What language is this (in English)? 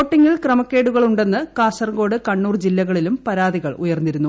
Malayalam